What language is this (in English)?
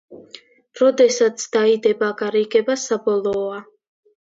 Georgian